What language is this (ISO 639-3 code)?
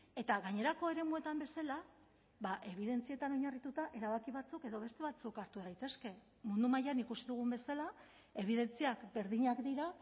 eus